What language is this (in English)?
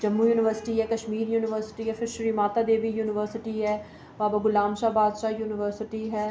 Dogri